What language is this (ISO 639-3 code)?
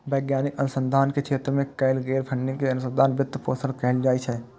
mai